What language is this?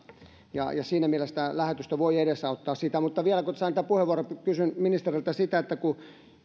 Finnish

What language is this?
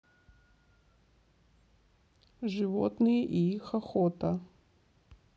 Russian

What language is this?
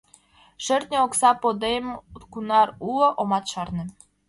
Mari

